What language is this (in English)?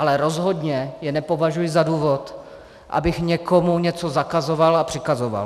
Czech